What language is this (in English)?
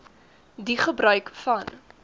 Afrikaans